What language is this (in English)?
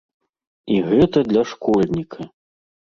Belarusian